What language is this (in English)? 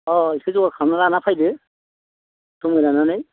Bodo